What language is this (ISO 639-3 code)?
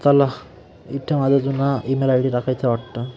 mar